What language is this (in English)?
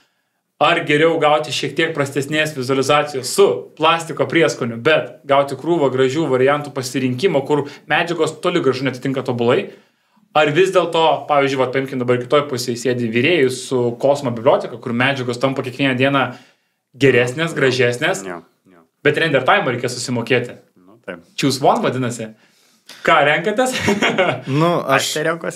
Lithuanian